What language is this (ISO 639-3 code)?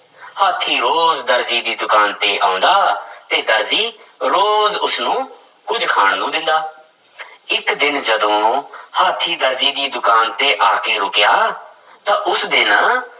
pan